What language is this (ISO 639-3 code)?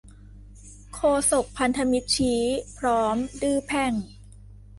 tha